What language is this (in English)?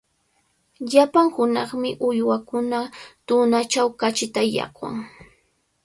Cajatambo North Lima Quechua